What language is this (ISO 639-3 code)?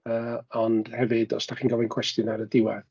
cym